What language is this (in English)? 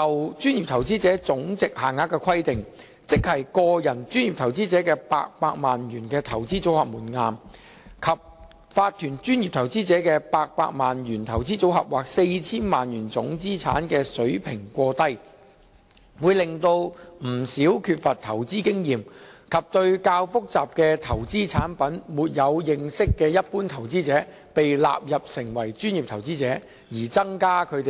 Cantonese